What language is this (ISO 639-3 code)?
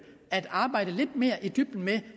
dan